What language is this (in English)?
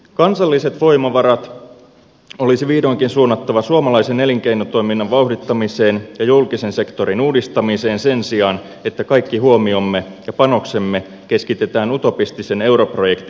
Finnish